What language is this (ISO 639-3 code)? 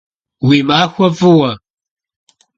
kbd